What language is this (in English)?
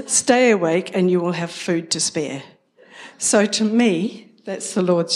English